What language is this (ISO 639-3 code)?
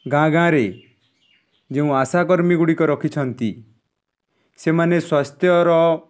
ori